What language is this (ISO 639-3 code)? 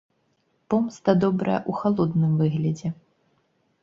bel